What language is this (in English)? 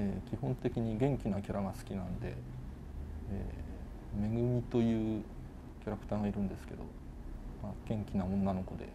Japanese